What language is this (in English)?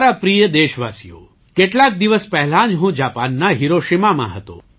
Gujarati